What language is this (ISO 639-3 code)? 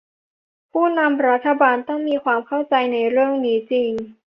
tha